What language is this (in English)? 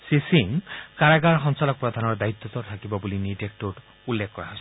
Assamese